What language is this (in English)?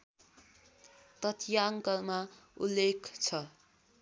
Nepali